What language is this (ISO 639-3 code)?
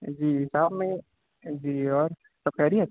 urd